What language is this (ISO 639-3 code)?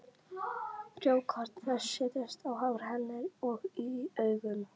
isl